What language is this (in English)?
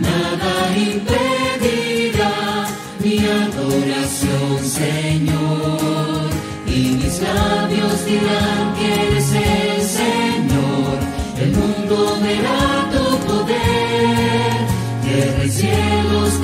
Romanian